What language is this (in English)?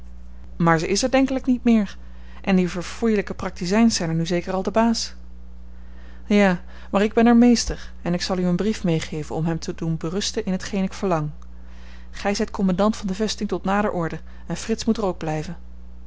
Dutch